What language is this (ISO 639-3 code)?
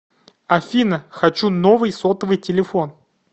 rus